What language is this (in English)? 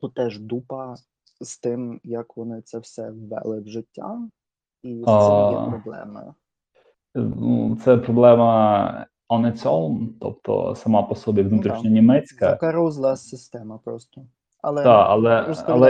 Ukrainian